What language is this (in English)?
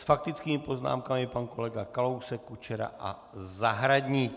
Czech